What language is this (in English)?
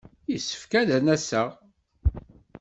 Kabyle